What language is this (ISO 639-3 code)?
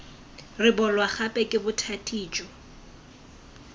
tsn